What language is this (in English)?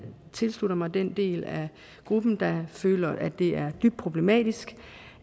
Danish